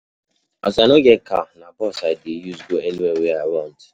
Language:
Nigerian Pidgin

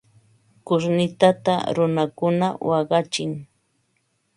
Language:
Ambo-Pasco Quechua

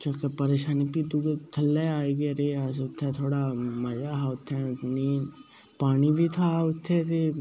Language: Dogri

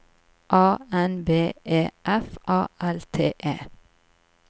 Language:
Norwegian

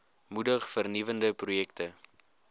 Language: Afrikaans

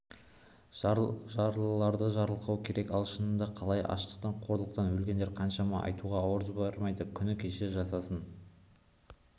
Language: Kazakh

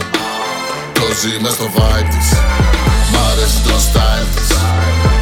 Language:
Greek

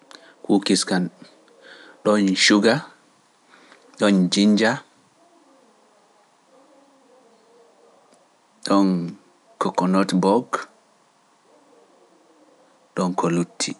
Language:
Pular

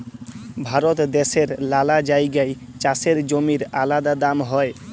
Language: Bangla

